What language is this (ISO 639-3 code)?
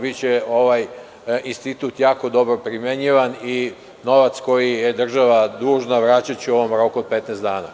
srp